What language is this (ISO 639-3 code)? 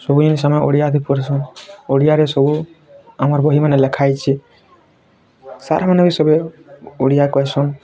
ori